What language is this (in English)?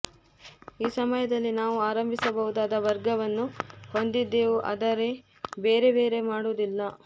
Kannada